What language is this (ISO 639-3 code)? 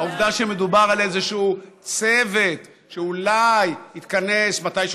heb